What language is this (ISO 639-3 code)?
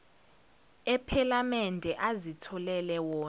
zul